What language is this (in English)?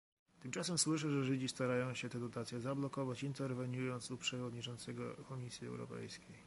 Polish